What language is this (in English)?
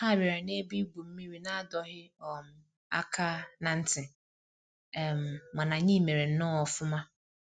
Igbo